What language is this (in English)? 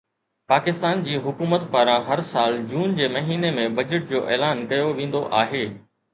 Sindhi